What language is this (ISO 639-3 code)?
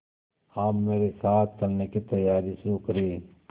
hin